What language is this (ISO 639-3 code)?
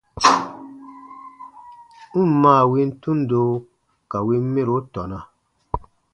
bba